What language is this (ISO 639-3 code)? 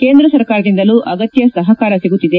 kan